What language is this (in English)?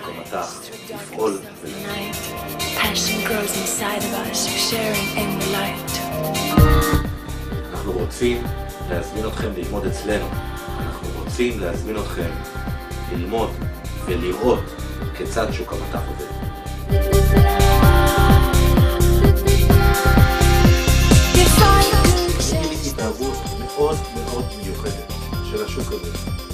Hebrew